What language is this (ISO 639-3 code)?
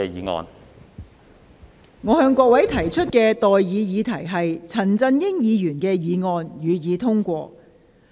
yue